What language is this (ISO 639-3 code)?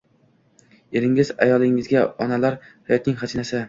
uzb